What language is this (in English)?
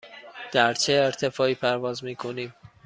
Persian